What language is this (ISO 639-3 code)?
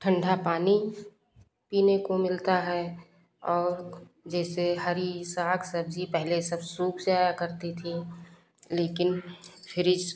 hin